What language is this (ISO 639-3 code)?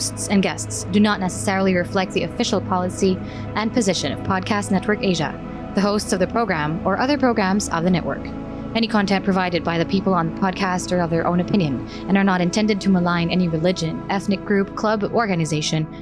fil